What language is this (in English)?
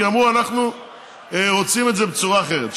Hebrew